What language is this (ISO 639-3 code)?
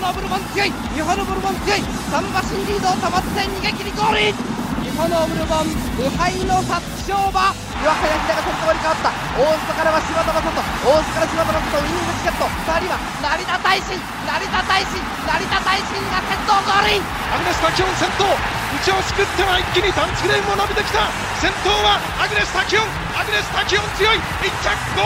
jpn